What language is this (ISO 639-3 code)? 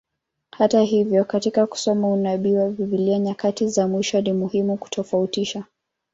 swa